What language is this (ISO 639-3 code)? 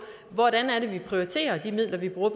dan